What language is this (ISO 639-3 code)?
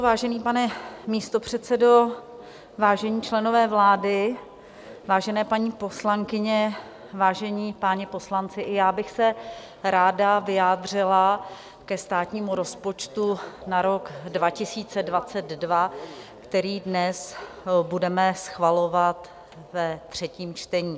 ces